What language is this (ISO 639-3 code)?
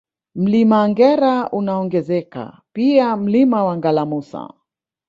swa